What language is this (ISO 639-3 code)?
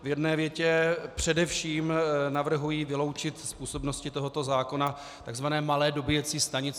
ces